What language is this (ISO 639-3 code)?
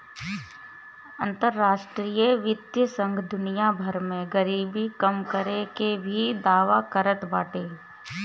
bho